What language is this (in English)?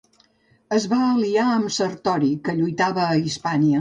Catalan